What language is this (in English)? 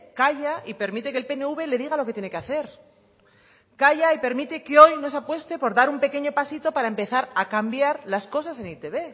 Spanish